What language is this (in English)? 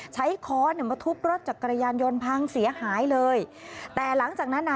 Thai